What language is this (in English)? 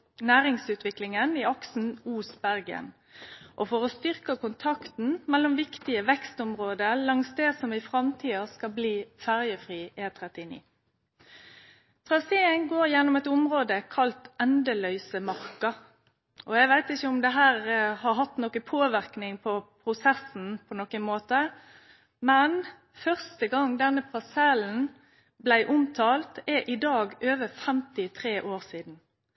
Norwegian Nynorsk